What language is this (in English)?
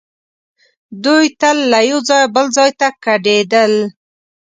Pashto